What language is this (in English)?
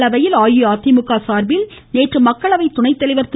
Tamil